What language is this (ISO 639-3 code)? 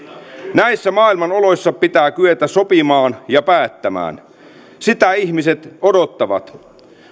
fin